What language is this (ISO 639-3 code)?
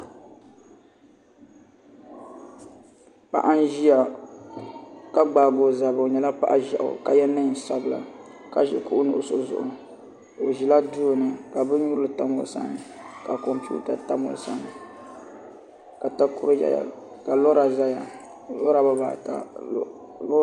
dag